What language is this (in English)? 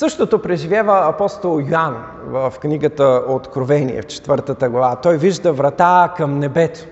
Bulgarian